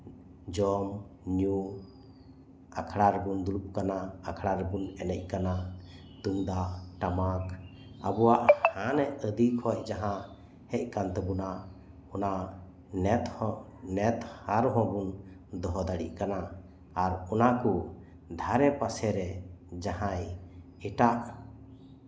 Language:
Santali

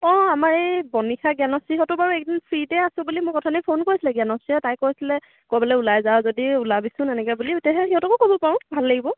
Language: Assamese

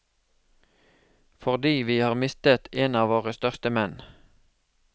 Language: Norwegian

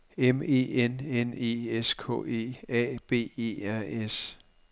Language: Danish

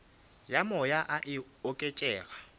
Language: Northern Sotho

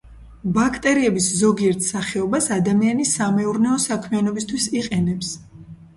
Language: Georgian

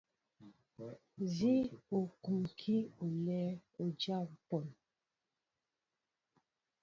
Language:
Mbo (Cameroon)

